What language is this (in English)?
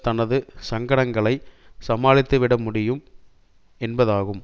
Tamil